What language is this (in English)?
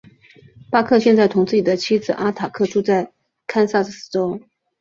Chinese